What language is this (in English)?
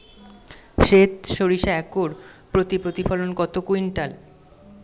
Bangla